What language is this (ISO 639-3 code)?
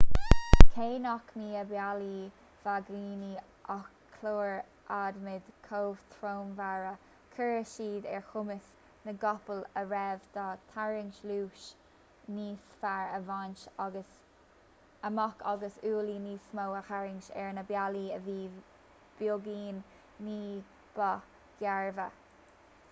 gle